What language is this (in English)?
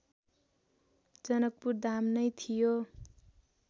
Nepali